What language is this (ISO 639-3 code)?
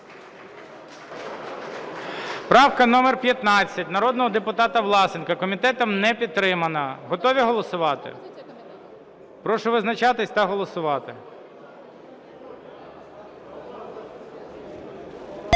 ukr